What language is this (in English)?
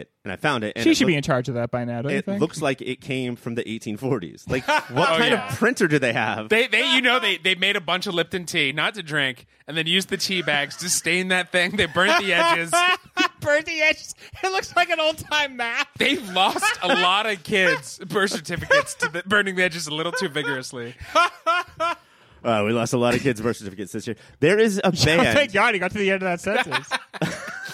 English